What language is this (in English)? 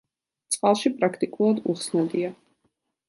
Georgian